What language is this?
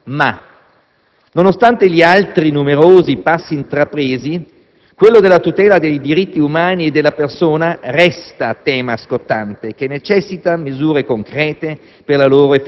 Italian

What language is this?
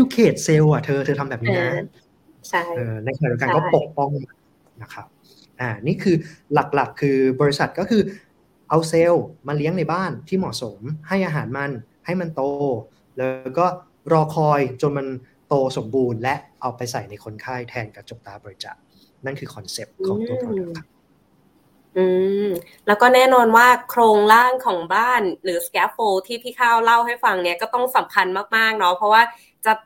Thai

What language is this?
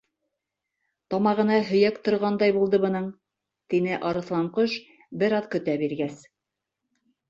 Bashkir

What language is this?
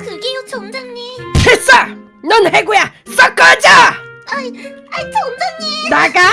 Korean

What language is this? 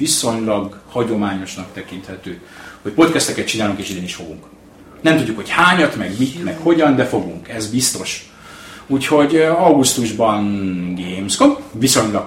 Hungarian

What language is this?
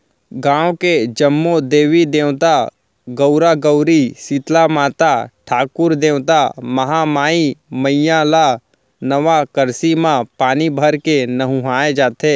Chhattisgarhi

